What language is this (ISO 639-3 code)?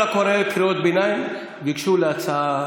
heb